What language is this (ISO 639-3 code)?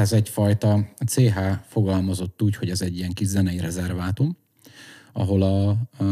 hun